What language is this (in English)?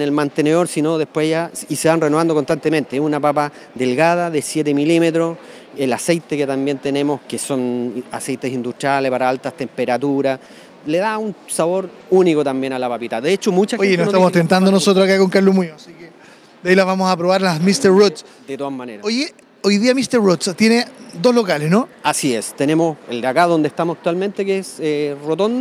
Spanish